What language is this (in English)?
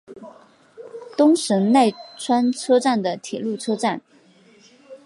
Chinese